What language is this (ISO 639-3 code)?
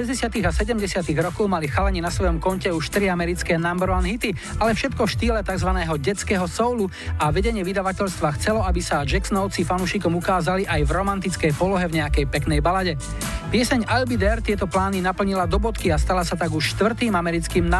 slk